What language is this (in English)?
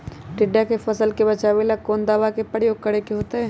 Magahi